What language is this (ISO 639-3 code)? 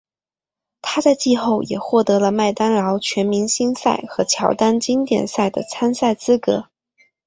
zho